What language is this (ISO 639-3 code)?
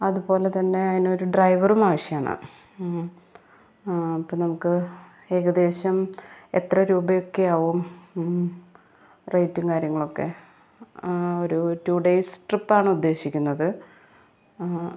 mal